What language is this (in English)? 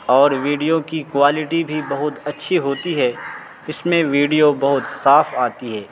Urdu